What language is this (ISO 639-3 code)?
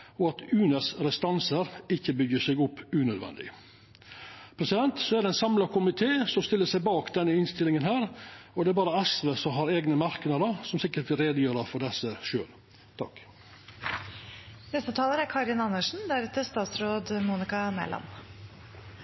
nor